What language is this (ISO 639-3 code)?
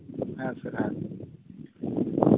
sat